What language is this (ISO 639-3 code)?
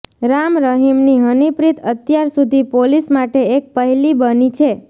guj